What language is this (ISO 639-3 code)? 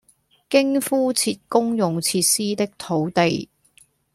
yue